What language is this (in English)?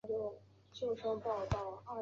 Chinese